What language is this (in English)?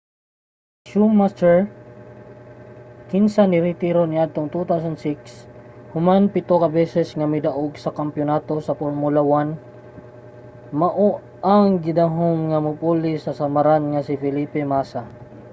Cebuano